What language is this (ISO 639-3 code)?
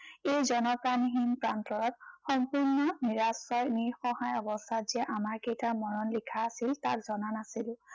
asm